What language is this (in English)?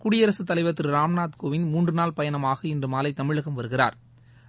Tamil